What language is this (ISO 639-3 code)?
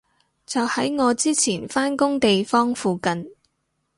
yue